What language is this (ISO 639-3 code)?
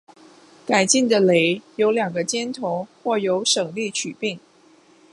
zho